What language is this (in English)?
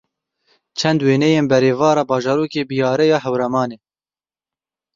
Kurdish